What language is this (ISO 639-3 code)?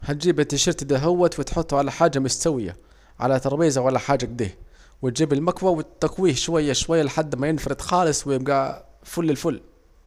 aec